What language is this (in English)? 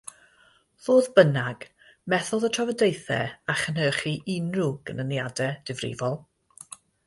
Welsh